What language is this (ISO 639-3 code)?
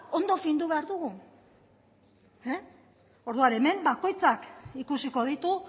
eus